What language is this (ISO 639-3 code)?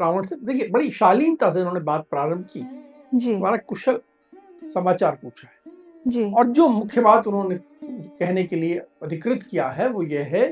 hin